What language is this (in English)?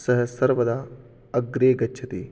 Sanskrit